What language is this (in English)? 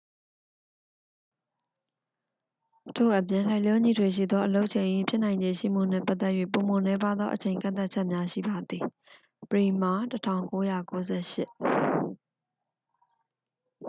Burmese